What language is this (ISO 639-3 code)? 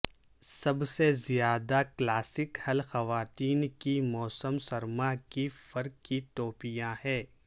urd